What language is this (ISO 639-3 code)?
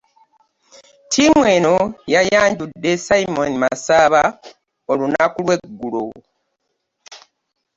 lug